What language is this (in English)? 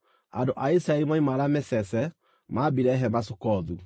Kikuyu